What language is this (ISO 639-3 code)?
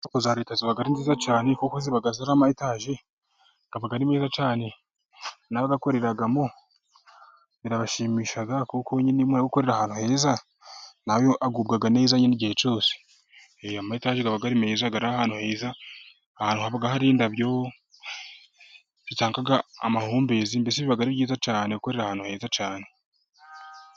kin